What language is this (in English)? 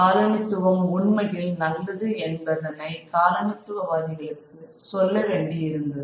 Tamil